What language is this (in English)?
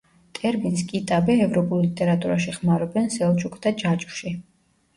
Georgian